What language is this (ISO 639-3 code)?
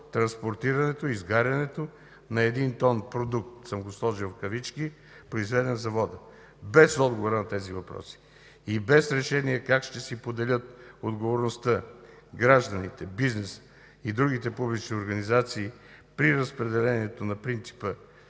bul